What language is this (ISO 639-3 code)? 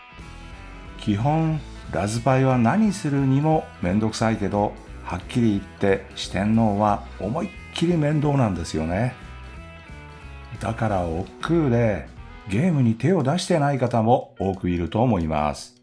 jpn